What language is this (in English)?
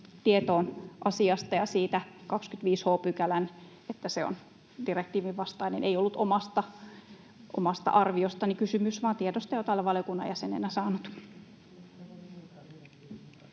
Finnish